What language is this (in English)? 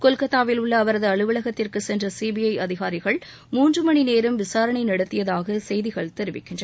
Tamil